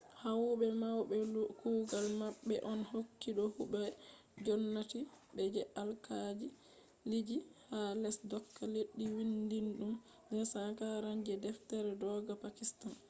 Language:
Fula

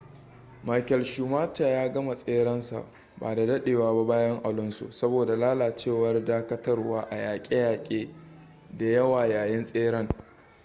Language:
Hausa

